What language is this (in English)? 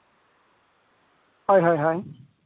Santali